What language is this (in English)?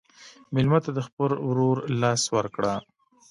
Pashto